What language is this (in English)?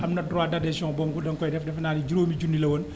Wolof